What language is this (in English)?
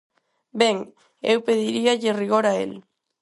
Galician